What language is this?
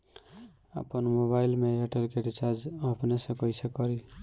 Bhojpuri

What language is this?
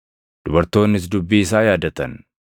Oromo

